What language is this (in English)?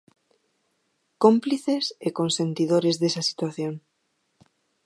Galician